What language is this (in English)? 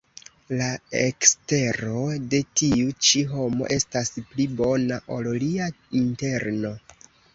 Esperanto